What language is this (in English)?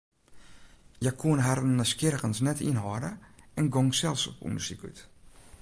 Western Frisian